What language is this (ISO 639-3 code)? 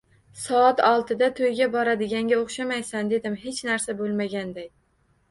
uzb